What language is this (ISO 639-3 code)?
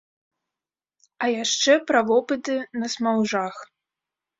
bel